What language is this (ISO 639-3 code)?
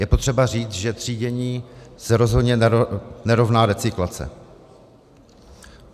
ces